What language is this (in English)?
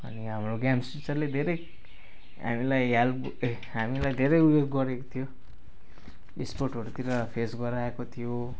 Nepali